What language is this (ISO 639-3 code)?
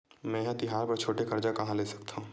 hne